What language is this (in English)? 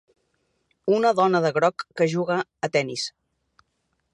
Catalan